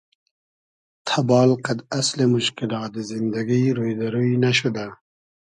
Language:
Hazaragi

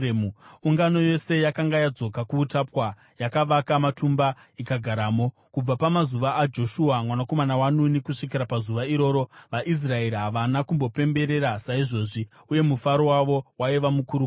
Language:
Shona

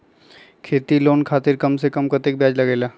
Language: Magahi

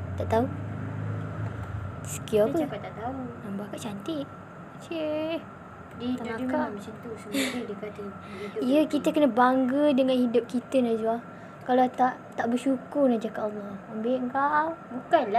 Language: Malay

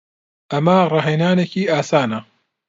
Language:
Central Kurdish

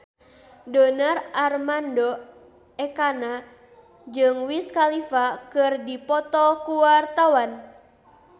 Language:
Sundanese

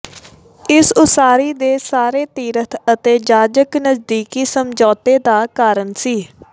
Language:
Punjabi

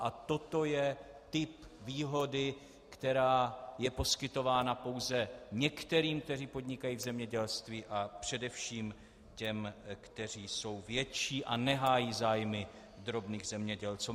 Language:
Czech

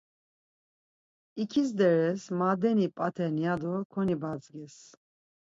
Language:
Laz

